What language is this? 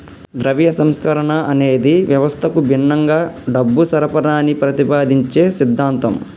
Telugu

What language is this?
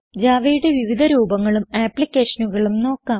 Malayalam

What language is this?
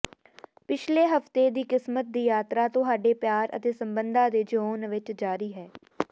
Punjabi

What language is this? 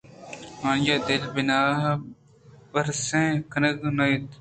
Eastern Balochi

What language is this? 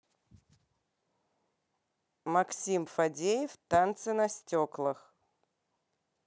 Russian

